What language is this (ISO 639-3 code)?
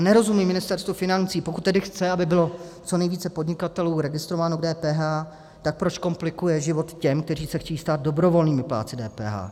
ces